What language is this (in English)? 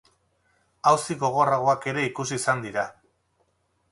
Basque